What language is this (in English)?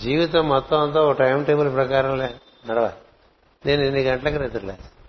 Telugu